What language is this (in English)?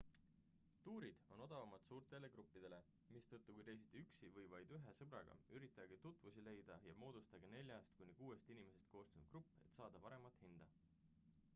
Estonian